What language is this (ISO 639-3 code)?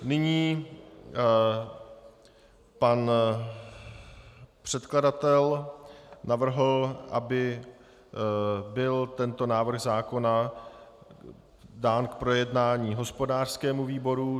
ces